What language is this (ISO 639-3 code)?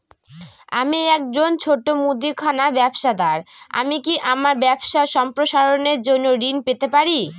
ben